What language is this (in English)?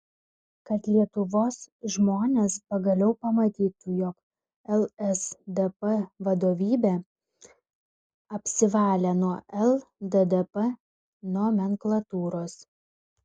Lithuanian